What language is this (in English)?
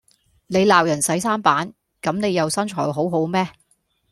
Cantonese